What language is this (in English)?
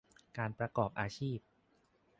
Thai